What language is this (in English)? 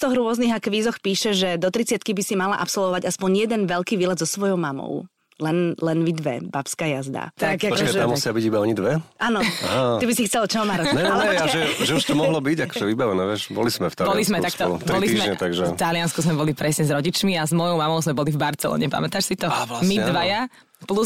Slovak